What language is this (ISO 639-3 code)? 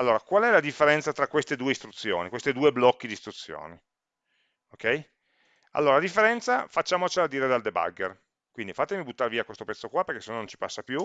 ita